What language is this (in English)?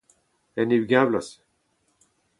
Breton